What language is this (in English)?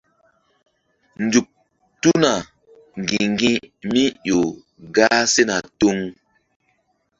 Mbum